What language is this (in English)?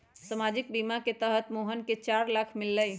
Magahi